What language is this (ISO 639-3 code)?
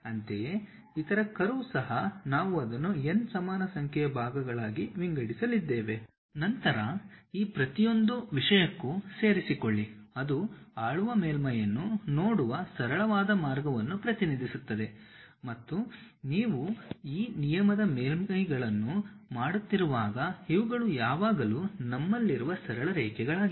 kan